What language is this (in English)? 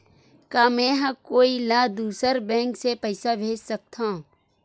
Chhattisgarhi